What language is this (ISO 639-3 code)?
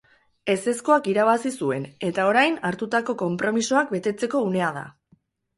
eus